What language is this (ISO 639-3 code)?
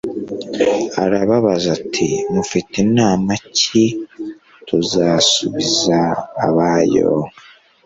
kin